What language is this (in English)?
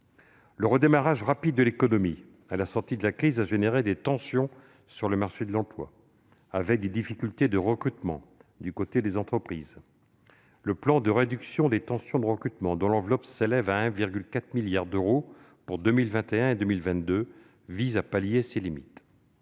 French